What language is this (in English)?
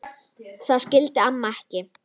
Icelandic